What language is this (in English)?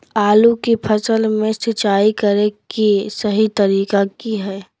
Magahi